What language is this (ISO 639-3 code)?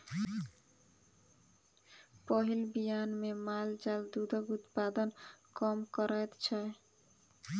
mai